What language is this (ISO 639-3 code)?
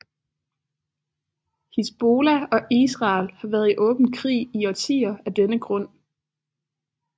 dan